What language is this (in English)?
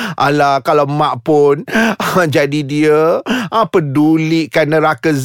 Malay